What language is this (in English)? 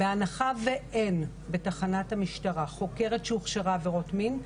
Hebrew